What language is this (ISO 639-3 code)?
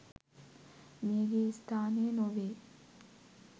sin